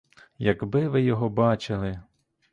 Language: Ukrainian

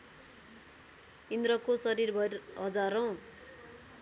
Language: Nepali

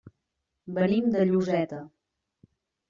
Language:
Catalan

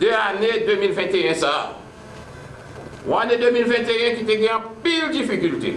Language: French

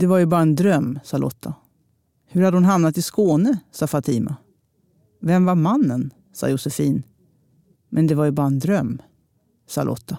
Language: Swedish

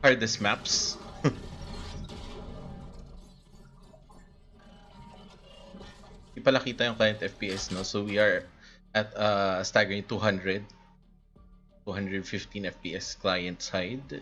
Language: English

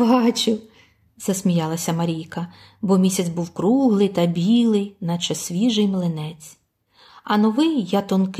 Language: Ukrainian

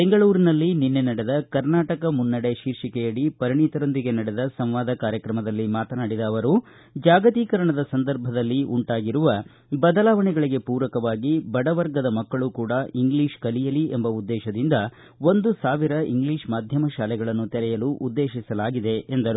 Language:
Kannada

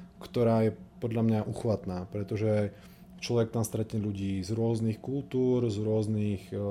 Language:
Slovak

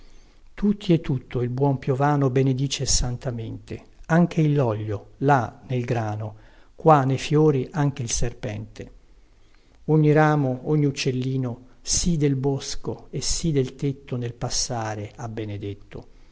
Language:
Italian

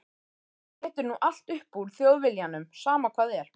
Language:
Icelandic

